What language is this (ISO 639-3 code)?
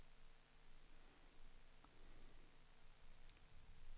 dan